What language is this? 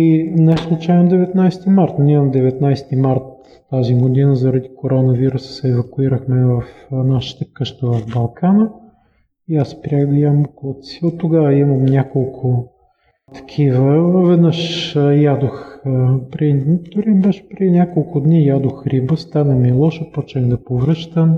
Bulgarian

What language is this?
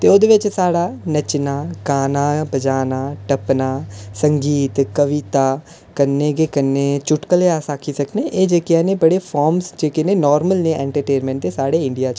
Dogri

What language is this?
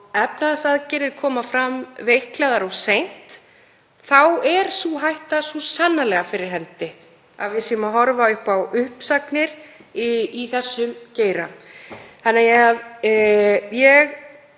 Icelandic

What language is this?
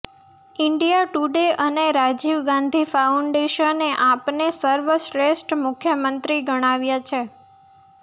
Gujarati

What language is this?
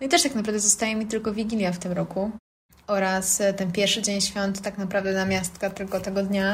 Polish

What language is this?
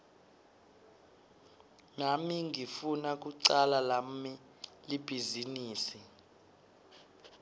Swati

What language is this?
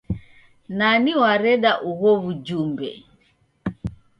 Taita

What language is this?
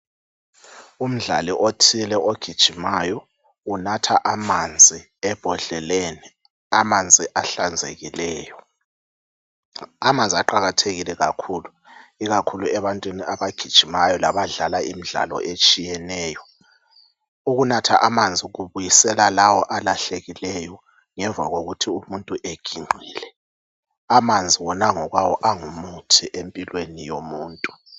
North Ndebele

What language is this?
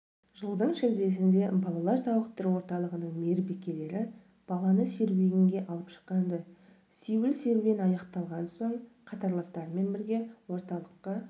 Kazakh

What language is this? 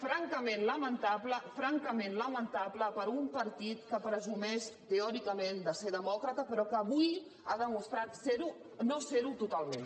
Catalan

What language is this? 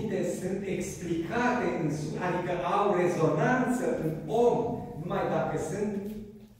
Romanian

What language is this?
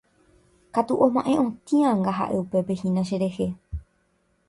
Guarani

